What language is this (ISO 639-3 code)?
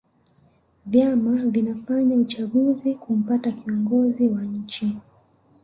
swa